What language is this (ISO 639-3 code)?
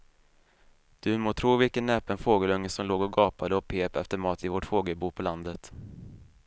swe